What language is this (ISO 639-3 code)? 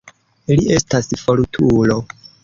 epo